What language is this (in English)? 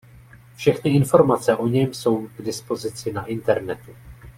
Czech